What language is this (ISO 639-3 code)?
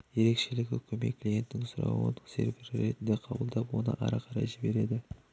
kaz